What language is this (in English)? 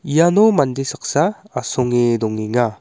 Garo